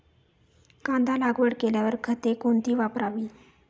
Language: Marathi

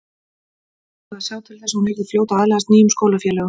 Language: Icelandic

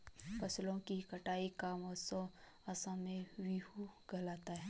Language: Hindi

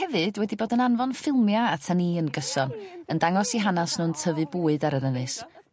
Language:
Welsh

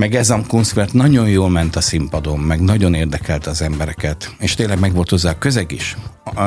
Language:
Hungarian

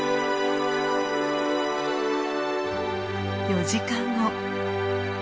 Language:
Japanese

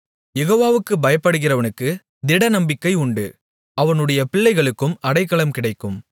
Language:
Tamil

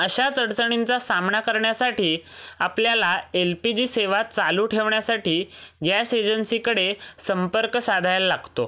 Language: Marathi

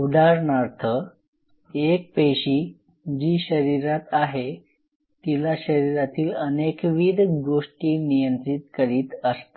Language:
Marathi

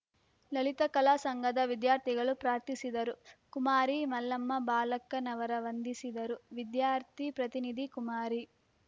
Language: Kannada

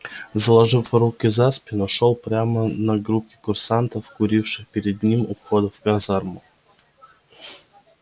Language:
Russian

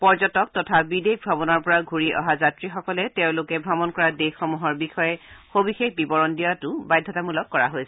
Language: Assamese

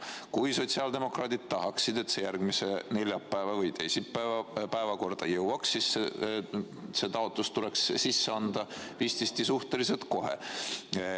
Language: Estonian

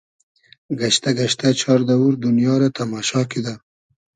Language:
Hazaragi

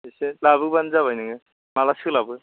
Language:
Bodo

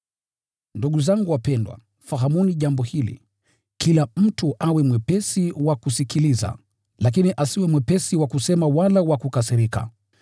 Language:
Swahili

